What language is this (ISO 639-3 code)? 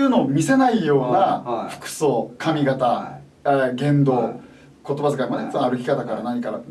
jpn